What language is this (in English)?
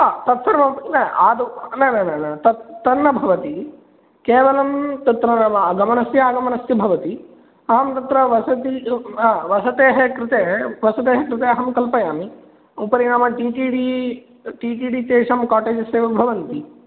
Sanskrit